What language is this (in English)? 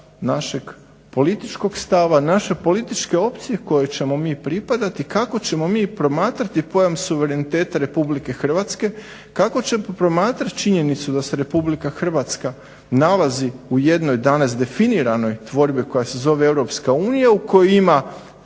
Croatian